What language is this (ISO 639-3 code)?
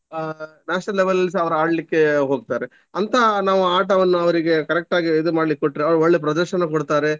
kan